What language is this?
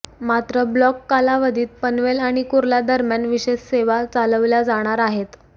Marathi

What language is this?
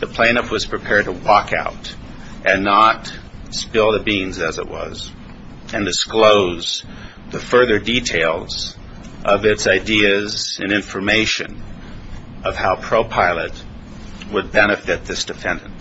English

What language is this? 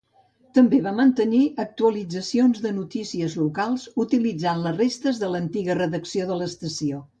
Catalan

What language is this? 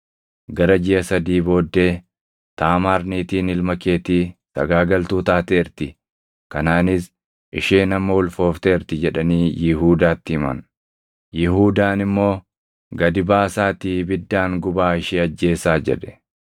Oromo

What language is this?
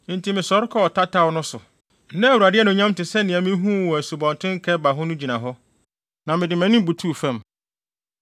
Akan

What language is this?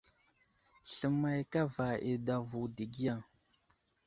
Wuzlam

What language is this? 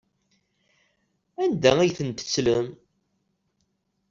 Kabyle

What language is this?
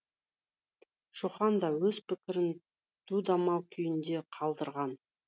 Kazakh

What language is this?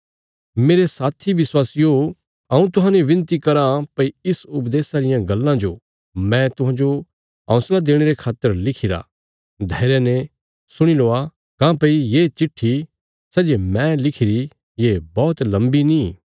Bilaspuri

